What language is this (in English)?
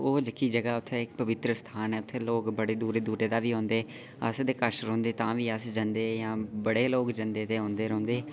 Dogri